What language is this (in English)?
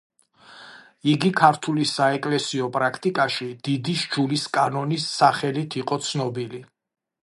Georgian